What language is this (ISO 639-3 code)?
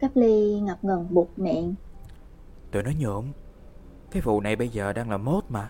vie